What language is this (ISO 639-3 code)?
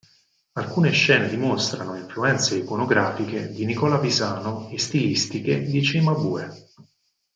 ita